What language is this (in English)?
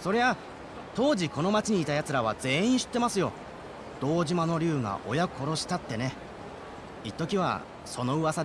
Japanese